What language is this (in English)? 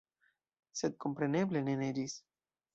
Esperanto